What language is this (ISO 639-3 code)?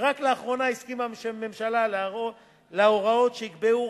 heb